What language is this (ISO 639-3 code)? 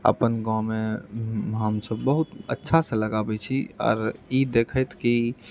mai